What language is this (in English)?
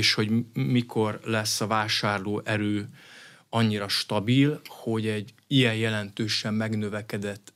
Hungarian